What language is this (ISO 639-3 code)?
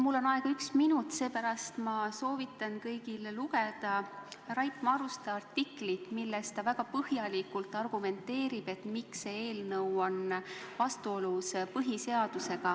est